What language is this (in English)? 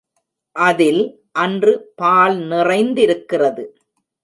Tamil